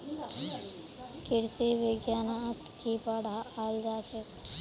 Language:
Magahi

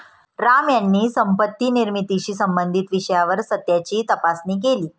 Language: Marathi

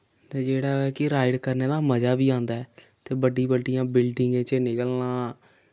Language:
Dogri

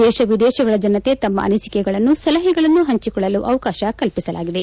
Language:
Kannada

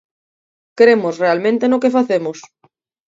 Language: Galician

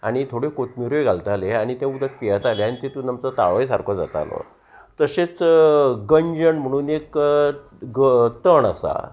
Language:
Konkani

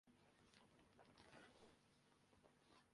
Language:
Urdu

